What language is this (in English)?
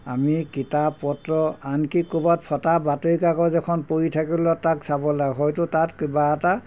Assamese